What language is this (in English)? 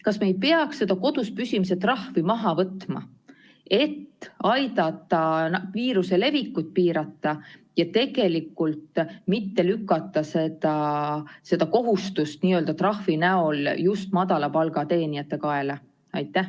Estonian